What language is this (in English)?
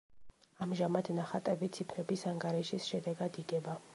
Georgian